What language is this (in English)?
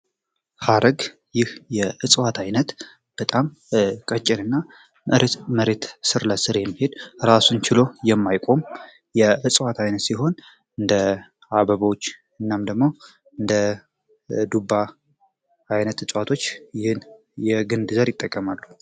Amharic